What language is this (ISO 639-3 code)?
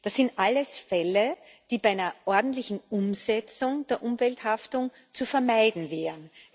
deu